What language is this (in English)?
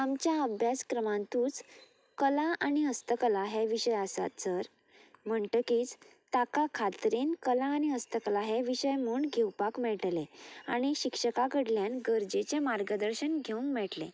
Konkani